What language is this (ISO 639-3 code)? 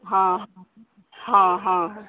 mai